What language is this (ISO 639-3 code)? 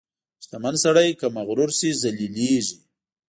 pus